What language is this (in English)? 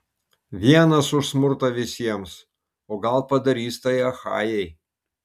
Lithuanian